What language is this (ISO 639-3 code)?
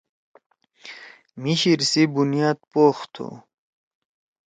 trw